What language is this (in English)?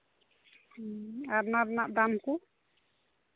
Santali